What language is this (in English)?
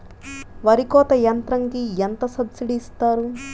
Telugu